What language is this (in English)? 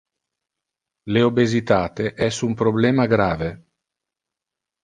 Interlingua